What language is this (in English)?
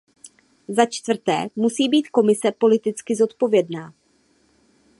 Czech